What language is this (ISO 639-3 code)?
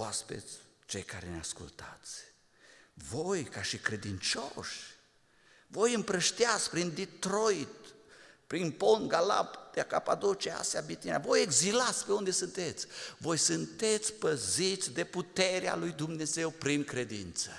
ron